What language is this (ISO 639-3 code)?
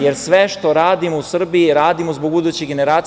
srp